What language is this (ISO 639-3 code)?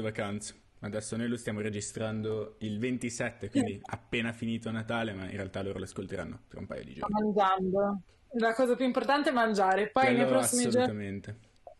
ita